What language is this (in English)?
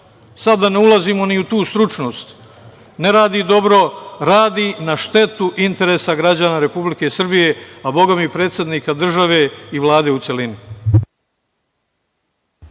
Serbian